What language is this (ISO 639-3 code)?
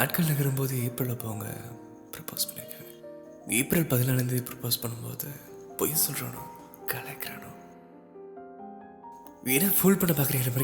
tam